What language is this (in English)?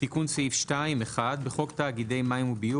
Hebrew